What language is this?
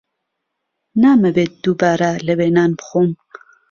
Central Kurdish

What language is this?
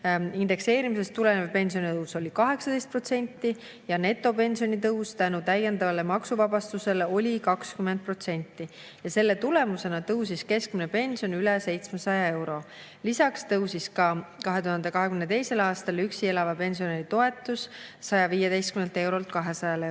Estonian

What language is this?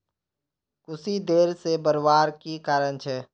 Magahi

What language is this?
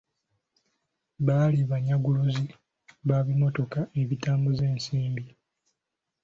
Ganda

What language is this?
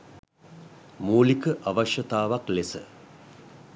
Sinhala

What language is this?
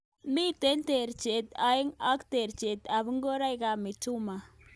Kalenjin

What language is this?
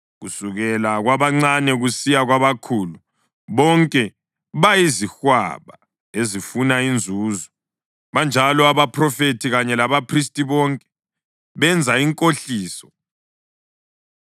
North Ndebele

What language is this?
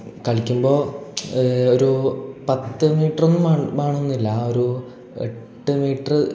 Malayalam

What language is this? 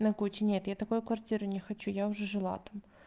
Russian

